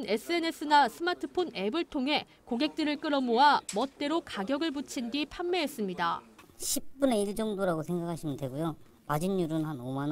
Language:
Korean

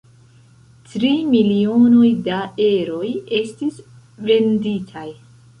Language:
Esperanto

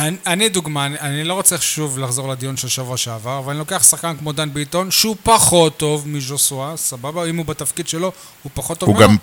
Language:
Hebrew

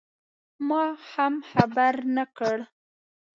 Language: Pashto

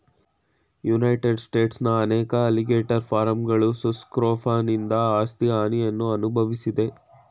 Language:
Kannada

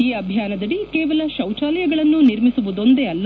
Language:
Kannada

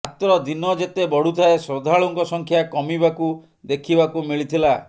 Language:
Odia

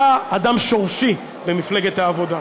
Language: Hebrew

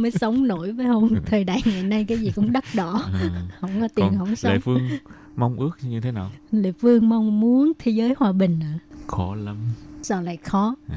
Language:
Vietnamese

